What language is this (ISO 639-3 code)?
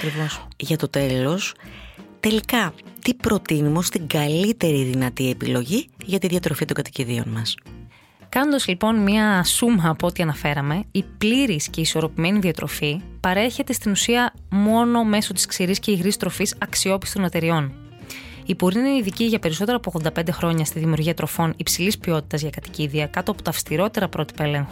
ell